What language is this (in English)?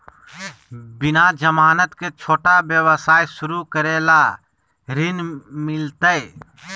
Magahi